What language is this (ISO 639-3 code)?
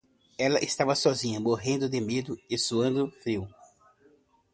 por